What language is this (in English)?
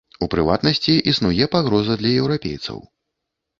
Belarusian